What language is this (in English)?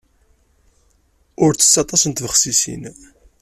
Kabyle